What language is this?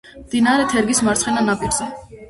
Georgian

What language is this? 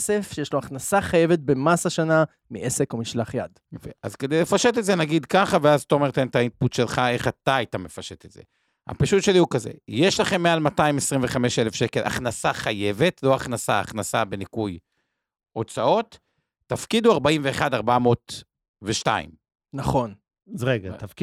Hebrew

